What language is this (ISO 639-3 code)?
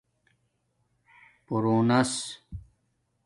dmk